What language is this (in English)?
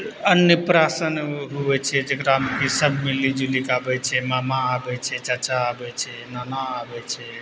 Maithili